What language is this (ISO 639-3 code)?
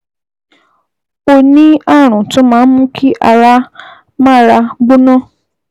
yor